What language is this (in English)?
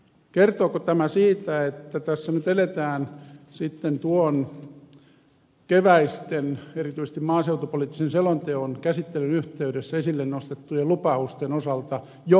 Finnish